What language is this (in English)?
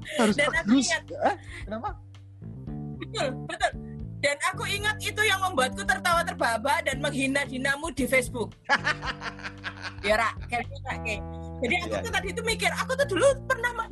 Indonesian